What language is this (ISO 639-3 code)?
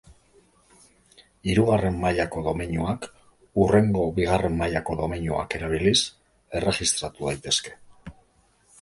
eus